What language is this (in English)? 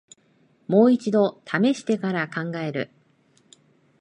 Japanese